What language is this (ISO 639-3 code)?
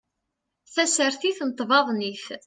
kab